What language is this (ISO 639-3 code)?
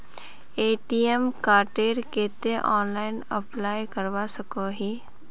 mag